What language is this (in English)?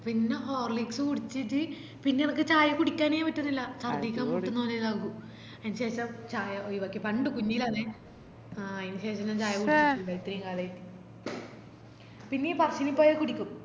Malayalam